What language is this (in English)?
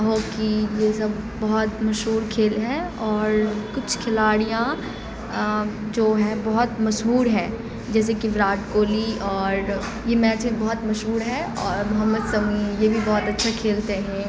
Urdu